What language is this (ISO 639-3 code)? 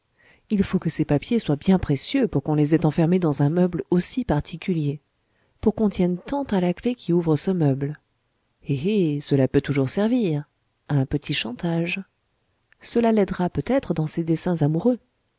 fra